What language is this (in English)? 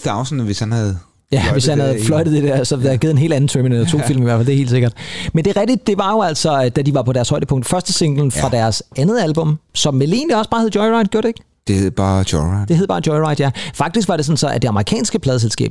Danish